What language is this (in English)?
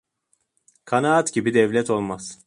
Turkish